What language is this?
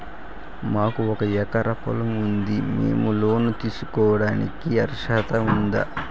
Telugu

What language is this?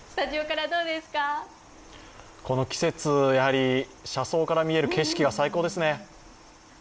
Japanese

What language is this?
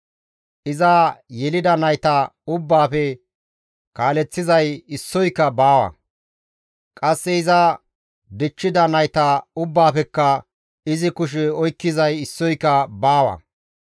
Gamo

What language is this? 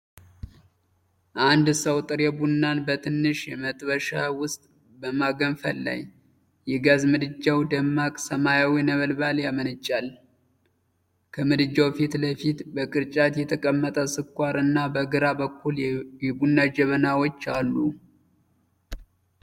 Amharic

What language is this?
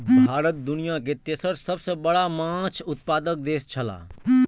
Maithili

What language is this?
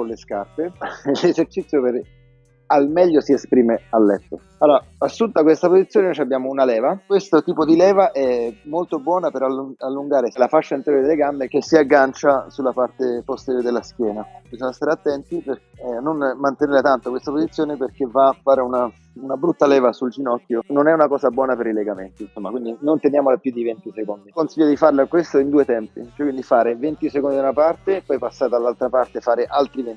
Italian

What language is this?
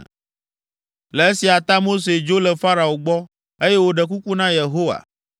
Ewe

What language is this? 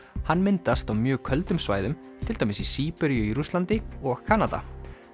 Icelandic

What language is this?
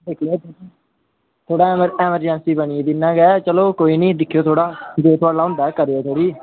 Dogri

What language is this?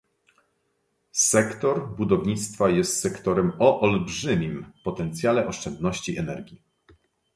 Polish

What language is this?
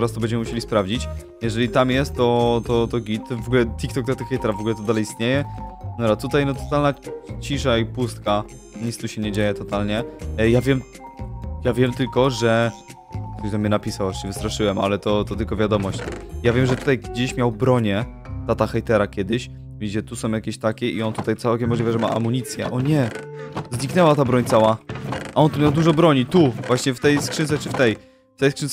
Polish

